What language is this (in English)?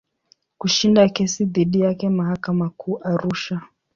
Swahili